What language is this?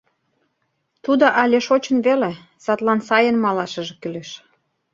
Mari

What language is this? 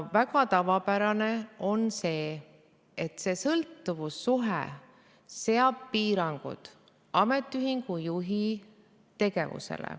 Estonian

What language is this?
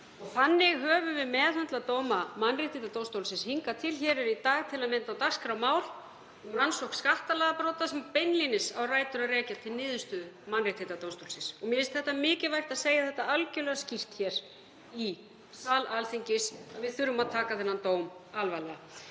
Icelandic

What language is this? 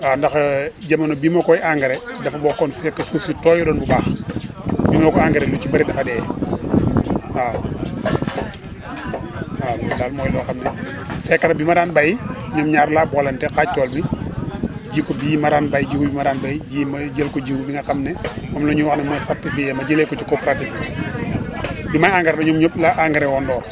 Wolof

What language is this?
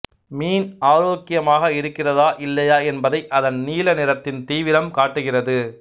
Tamil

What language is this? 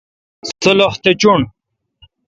Kalkoti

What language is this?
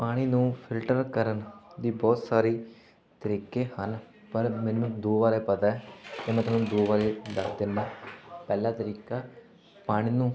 Punjabi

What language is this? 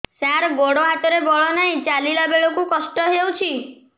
Odia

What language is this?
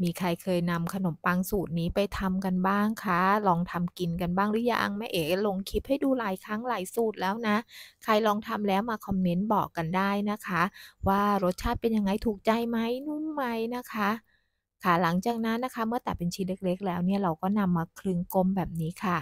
Thai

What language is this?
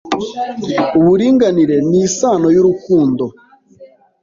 Kinyarwanda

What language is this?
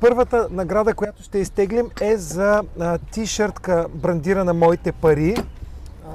Bulgarian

